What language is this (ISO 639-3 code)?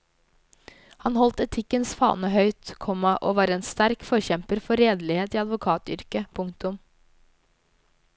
nor